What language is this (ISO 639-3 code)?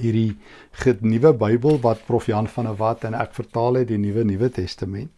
nld